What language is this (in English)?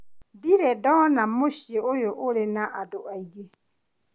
Kikuyu